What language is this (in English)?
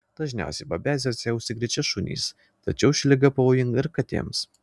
Lithuanian